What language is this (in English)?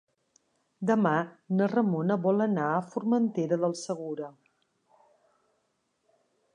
Catalan